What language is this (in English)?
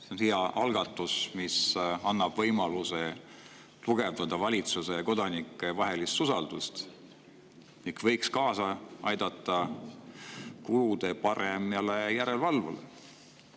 Estonian